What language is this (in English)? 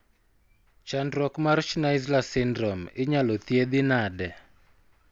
Luo (Kenya and Tanzania)